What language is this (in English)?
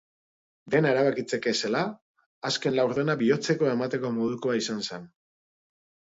Basque